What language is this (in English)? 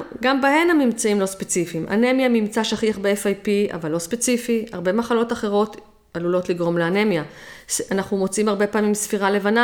Hebrew